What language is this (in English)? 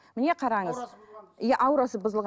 Kazakh